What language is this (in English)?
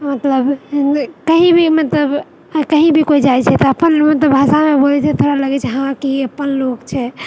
Maithili